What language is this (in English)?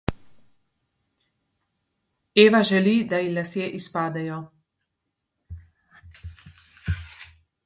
Slovenian